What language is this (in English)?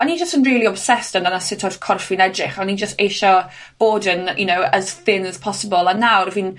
Welsh